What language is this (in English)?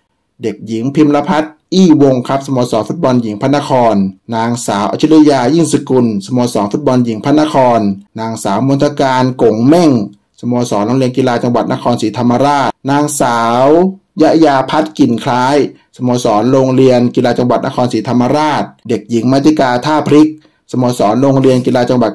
Thai